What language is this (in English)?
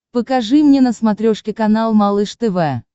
Russian